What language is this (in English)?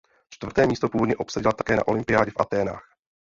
Czech